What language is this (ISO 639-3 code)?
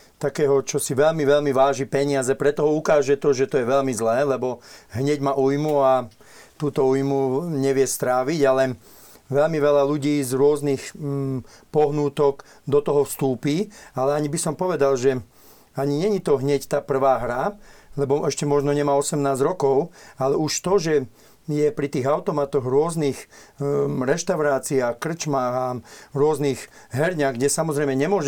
slk